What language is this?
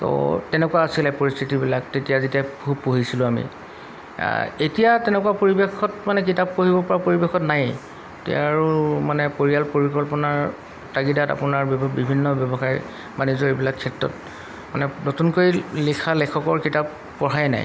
Assamese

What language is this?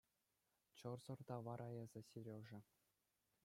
Chuvash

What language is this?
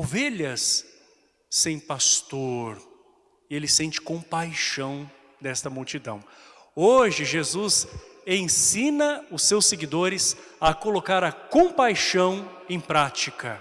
Portuguese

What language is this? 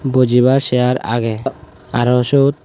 Chakma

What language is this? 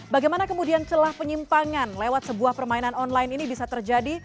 Indonesian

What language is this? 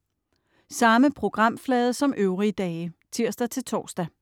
Danish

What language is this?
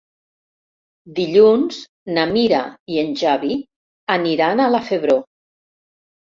Catalan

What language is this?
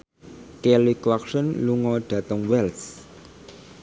Javanese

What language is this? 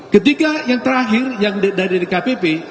Indonesian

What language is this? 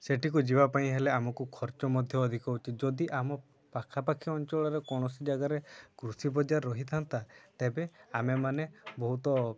Odia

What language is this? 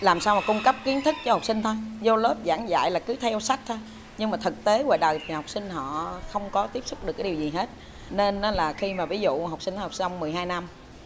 Vietnamese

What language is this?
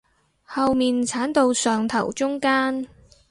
Cantonese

